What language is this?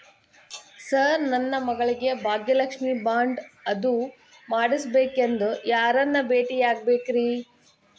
Kannada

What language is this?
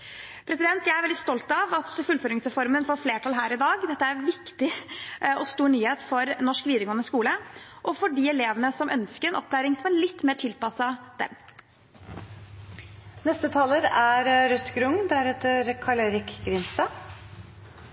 Norwegian Bokmål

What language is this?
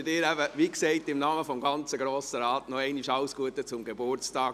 Swiss German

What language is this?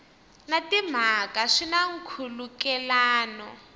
Tsonga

